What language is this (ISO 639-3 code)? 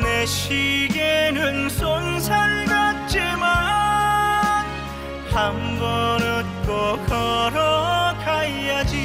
kor